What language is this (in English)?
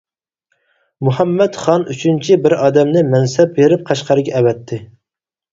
Uyghur